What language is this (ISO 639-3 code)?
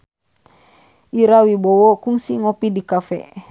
sun